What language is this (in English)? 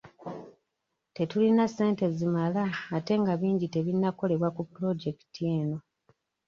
Ganda